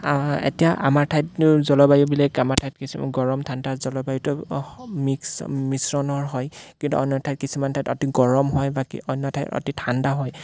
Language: Assamese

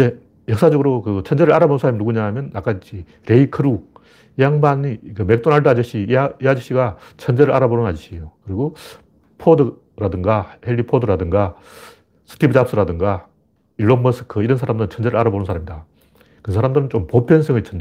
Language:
Korean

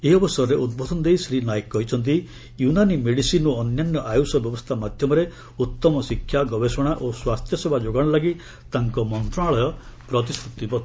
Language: Odia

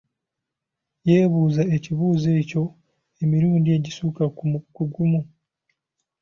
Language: Ganda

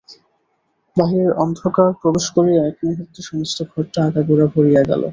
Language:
Bangla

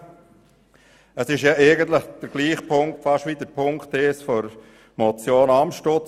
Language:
Swiss German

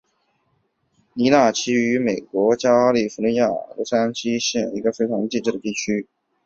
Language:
Chinese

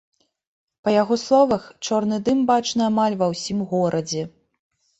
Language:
Belarusian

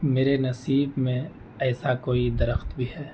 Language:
Urdu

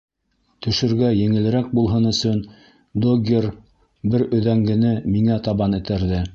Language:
Bashkir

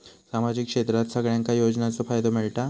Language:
Marathi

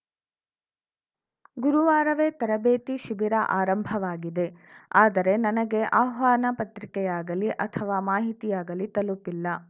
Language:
Kannada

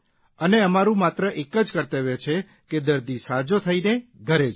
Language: Gujarati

